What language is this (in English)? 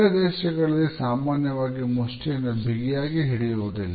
Kannada